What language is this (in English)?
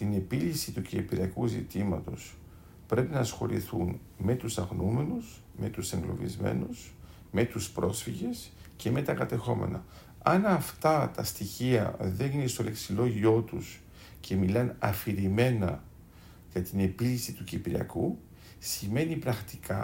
Greek